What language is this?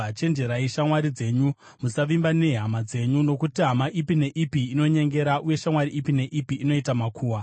Shona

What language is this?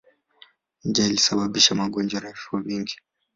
Swahili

